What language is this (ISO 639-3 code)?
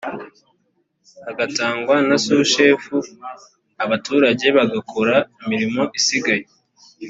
kin